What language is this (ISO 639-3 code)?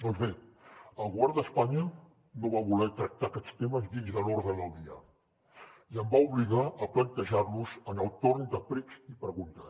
cat